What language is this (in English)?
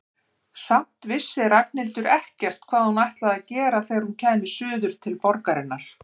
Icelandic